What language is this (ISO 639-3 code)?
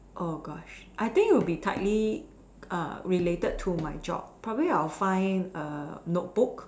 eng